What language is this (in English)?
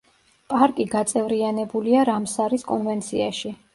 Georgian